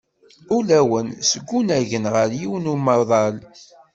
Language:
Kabyle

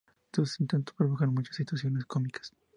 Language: Spanish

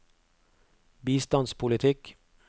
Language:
Norwegian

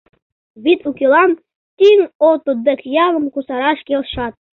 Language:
Mari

